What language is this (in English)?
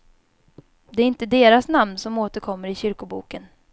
Swedish